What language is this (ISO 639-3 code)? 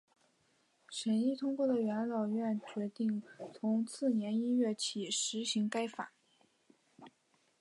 zho